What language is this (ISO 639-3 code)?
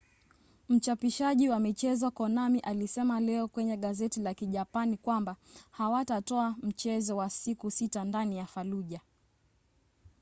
swa